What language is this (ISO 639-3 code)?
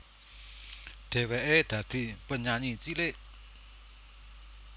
jav